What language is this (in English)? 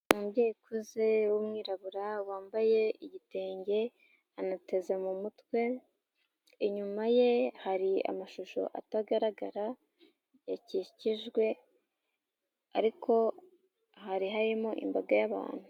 Kinyarwanda